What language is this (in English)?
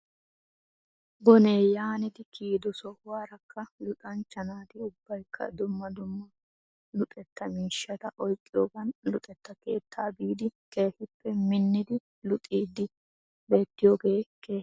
Wolaytta